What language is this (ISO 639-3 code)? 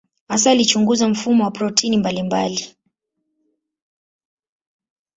swa